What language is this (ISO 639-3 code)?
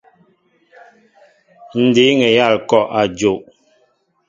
mbo